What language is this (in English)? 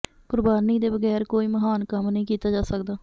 Punjabi